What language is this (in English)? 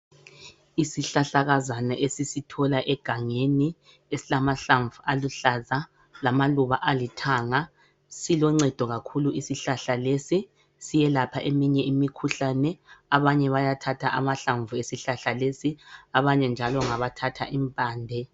North Ndebele